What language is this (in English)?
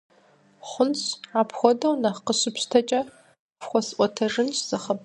Kabardian